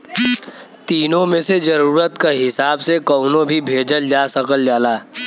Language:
Bhojpuri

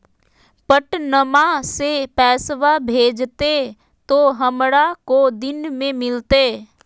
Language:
Magahi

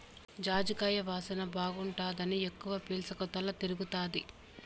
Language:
Telugu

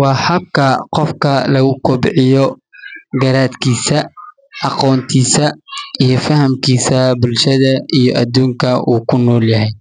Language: Somali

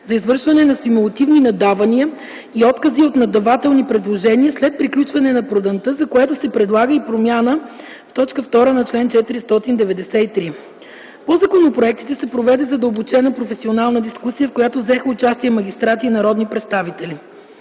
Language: Bulgarian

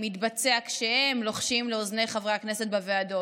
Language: Hebrew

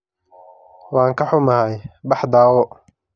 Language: Somali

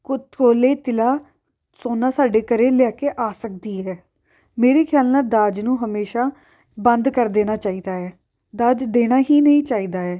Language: Punjabi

